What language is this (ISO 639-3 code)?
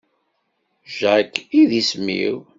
kab